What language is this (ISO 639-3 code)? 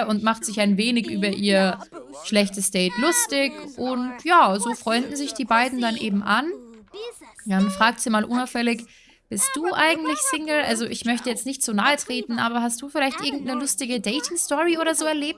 deu